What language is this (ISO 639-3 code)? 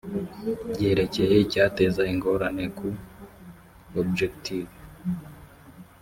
kin